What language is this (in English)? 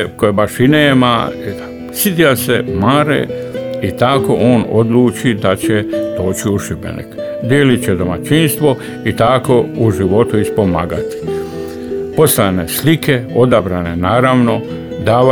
Croatian